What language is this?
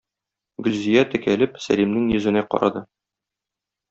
Tatar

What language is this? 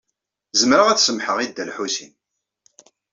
Kabyle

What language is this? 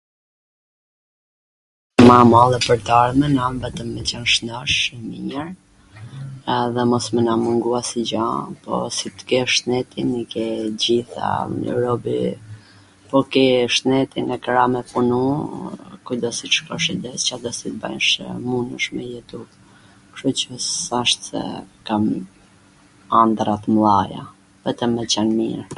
Gheg Albanian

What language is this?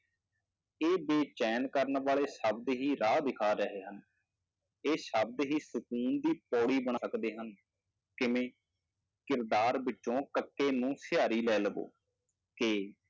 Punjabi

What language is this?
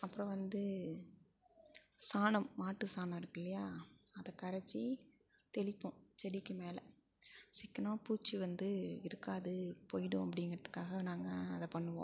Tamil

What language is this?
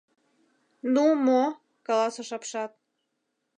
Mari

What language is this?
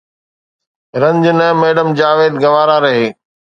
Sindhi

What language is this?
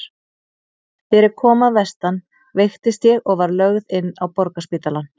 Icelandic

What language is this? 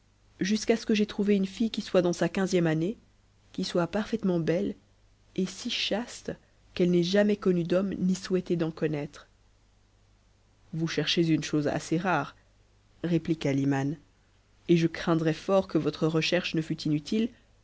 French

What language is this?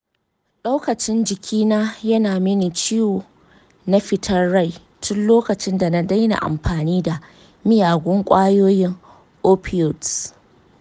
Hausa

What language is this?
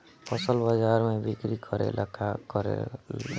Bhojpuri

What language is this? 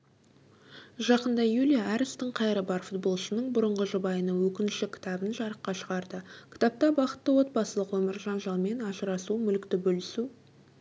Kazakh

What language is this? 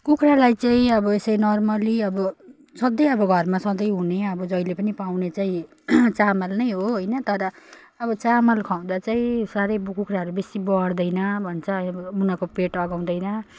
Nepali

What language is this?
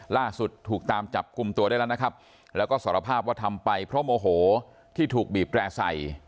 Thai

